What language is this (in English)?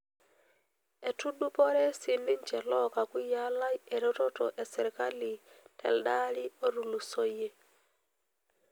Masai